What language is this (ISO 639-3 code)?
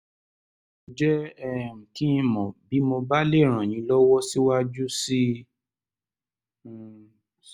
yor